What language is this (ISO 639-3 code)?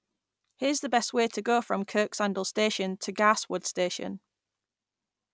eng